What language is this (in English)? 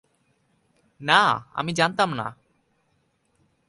Bangla